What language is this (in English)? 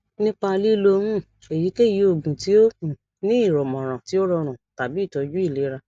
Yoruba